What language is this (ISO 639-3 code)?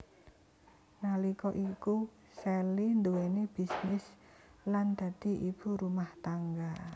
jav